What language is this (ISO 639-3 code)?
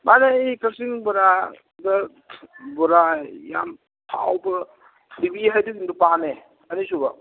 mni